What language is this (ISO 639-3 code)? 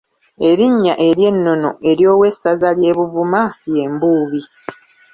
lug